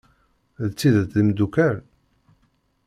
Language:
Kabyle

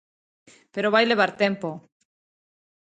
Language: Galician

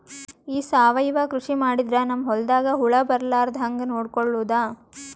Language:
Kannada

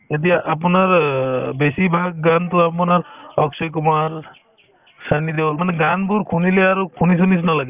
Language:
Assamese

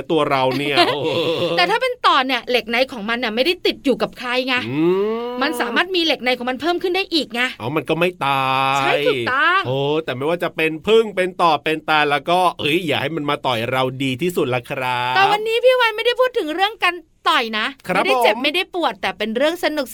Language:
Thai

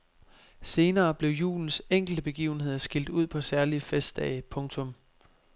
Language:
Danish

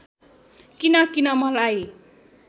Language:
Nepali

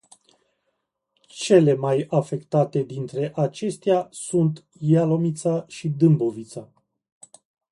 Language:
Romanian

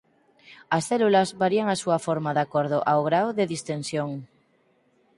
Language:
Galician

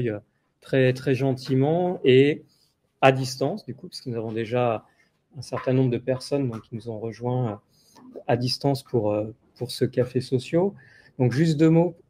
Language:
French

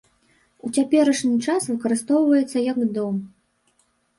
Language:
Belarusian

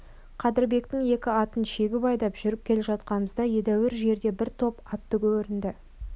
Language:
Kazakh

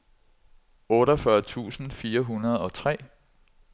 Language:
Danish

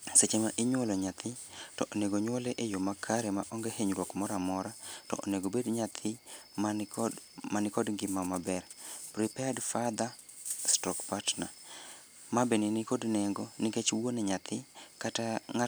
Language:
Luo (Kenya and Tanzania)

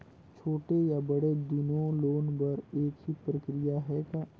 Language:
Chhattisgarhi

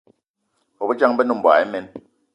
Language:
Eton (Cameroon)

